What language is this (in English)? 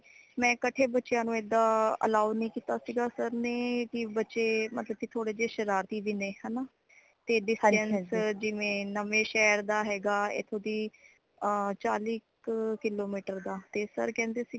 Punjabi